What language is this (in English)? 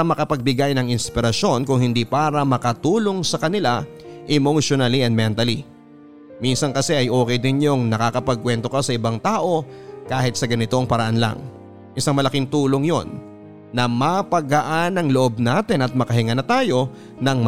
Filipino